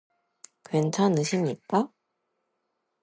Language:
Korean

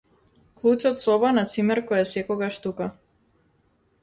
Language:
Macedonian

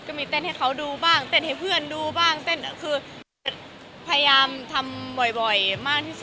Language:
Thai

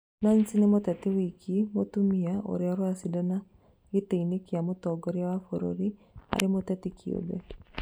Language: Kikuyu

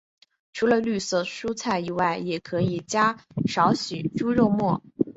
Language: Chinese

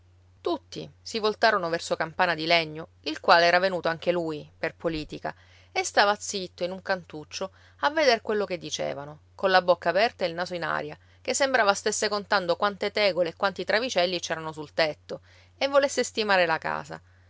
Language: Italian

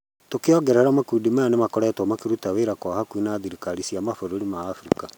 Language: Kikuyu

